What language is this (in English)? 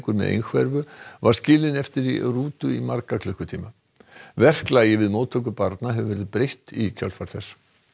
Icelandic